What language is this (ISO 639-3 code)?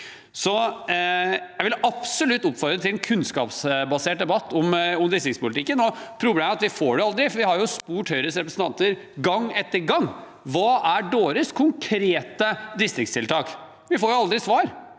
nor